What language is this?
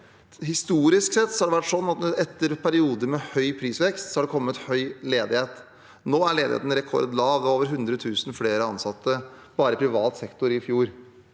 Norwegian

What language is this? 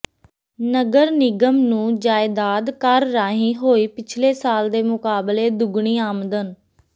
Punjabi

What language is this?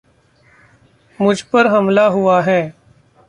Hindi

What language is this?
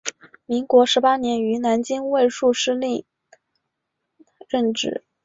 Chinese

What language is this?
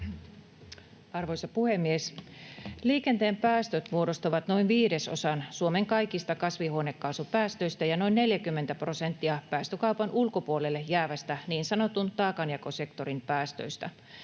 Finnish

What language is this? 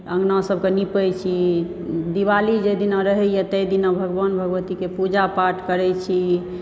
Maithili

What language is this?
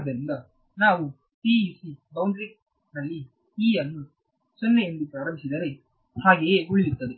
Kannada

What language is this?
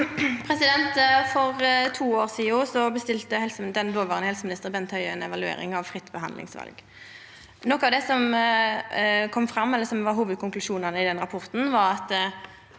Norwegian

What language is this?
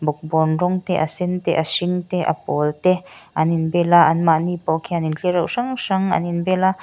Mizo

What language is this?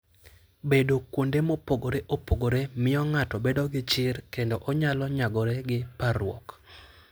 Luo (Kenya and Tanzania)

